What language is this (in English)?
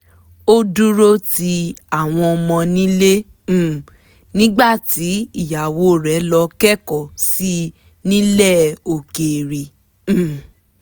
Yoruba